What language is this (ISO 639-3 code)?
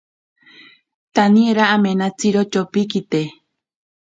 prq